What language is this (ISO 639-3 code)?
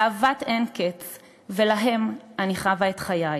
heb